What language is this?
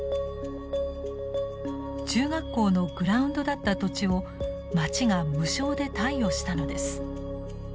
Japanese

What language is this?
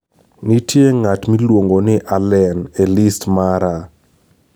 Luo (Kenya and Tanzania)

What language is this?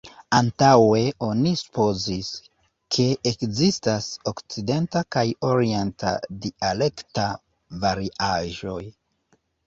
Esperanto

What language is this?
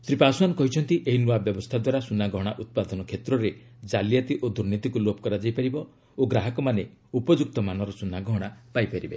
Odia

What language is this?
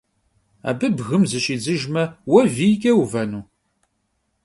Kabardian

